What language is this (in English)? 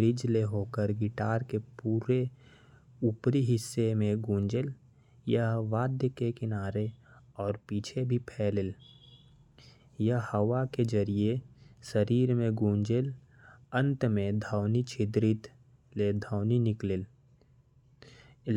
Korwa